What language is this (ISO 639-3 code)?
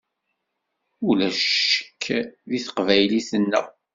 kab